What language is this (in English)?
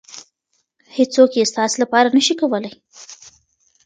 Pashto